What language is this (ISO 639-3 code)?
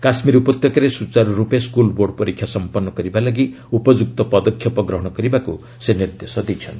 ori